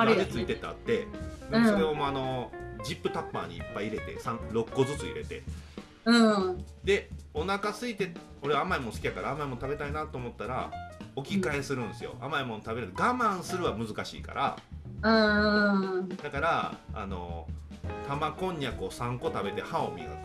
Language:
Japanese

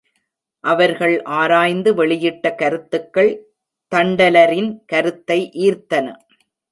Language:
Tamil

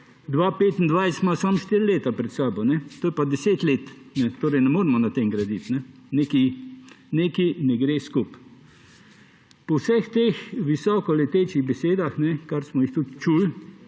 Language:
Slovenian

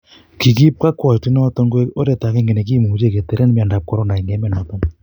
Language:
Kalenjin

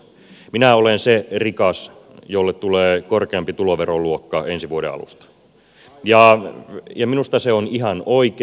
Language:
Finnish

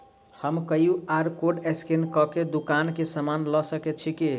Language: Maithili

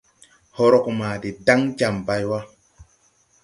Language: Tupuri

